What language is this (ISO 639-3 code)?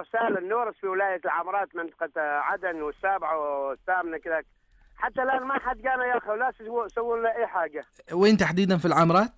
ara